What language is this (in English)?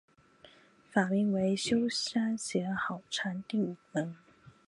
Chinese